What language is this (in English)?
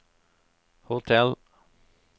Norwegian